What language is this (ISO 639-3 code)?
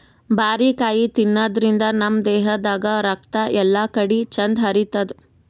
kan